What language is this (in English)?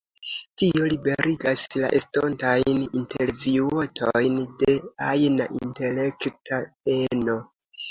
Esperanto